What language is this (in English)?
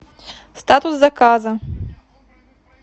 Russian